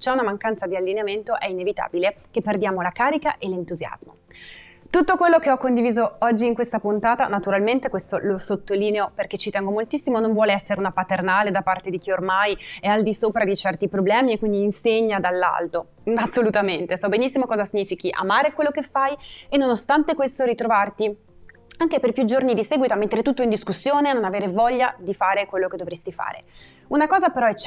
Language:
Italian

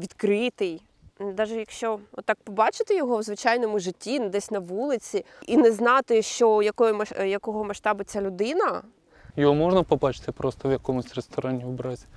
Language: Ukrainian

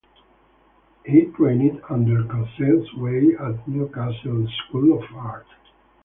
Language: English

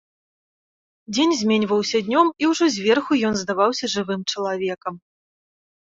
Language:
Belarusian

